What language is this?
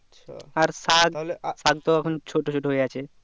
Bangla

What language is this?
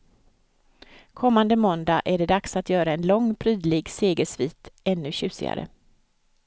Swedish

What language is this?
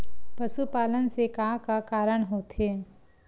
Chhattisgarhi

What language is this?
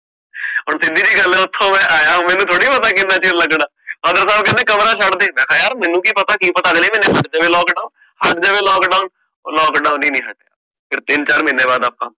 Punjabi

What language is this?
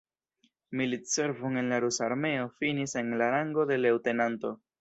Esperanto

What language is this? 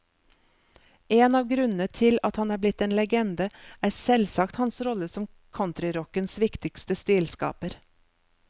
Norwegian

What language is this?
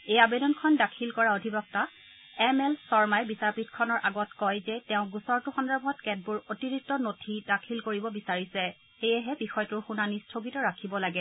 Assamese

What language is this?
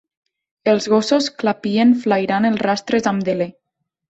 Catalan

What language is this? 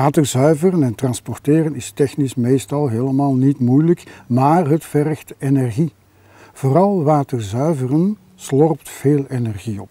Dutch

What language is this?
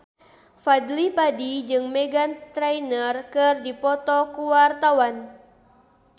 Sundanese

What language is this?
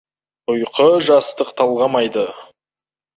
Kazakh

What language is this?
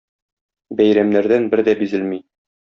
Tatar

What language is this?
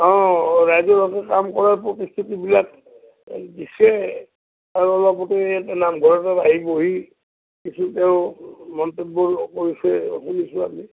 Assamese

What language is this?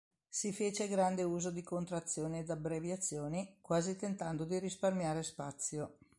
Italian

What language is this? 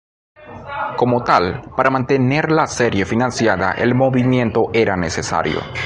Spanish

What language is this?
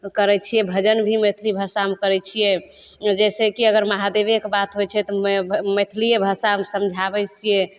Maithili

